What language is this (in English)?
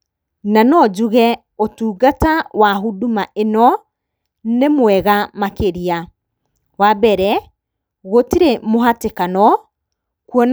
Kikuyu